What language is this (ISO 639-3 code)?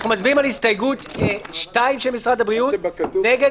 heb